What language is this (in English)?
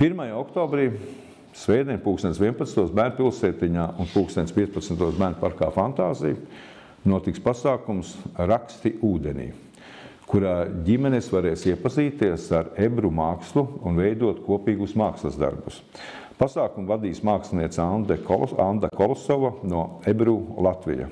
Latvian